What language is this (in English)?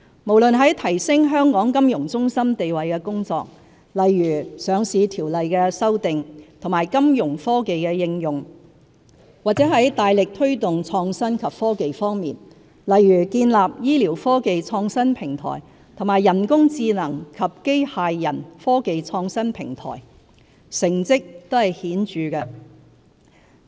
Cantonese